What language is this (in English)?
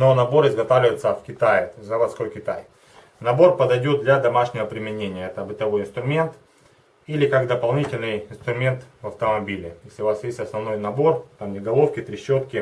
Russian